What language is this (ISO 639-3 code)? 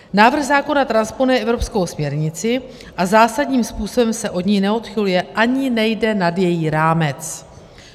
ces